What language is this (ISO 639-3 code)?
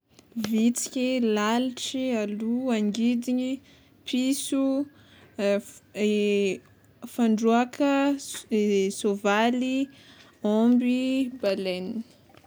xmw